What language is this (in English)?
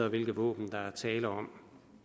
Danish